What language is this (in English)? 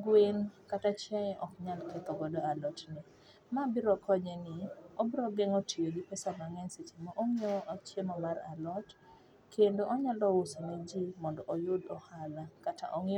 Luo (Kenya and Tanzania)